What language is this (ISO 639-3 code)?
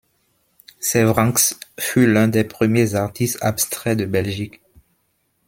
fra